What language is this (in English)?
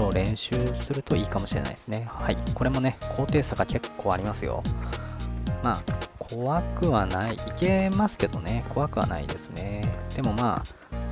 Japanese